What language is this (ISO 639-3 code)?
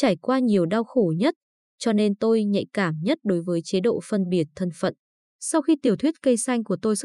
vie